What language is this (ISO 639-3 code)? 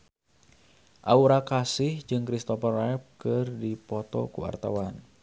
sun